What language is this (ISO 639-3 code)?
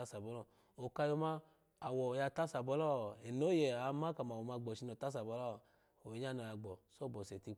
ala